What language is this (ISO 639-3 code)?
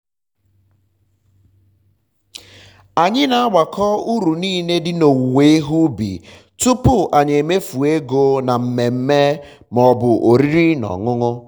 ibo